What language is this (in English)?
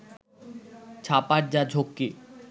Bangla